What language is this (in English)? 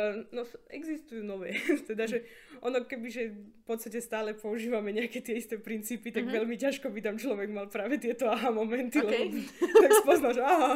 Slovak